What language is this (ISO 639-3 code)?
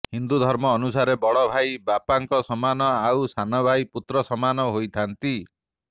ori